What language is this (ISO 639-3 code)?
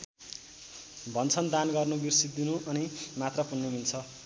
nep